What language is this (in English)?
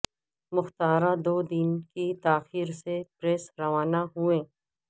Urdu